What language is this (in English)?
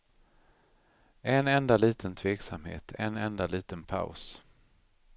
Swedish